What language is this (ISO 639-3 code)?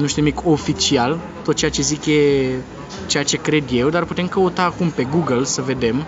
ron